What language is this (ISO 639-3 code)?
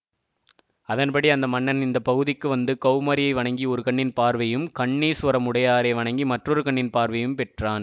tam